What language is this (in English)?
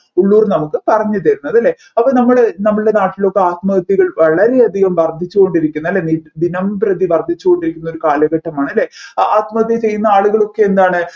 Malayalam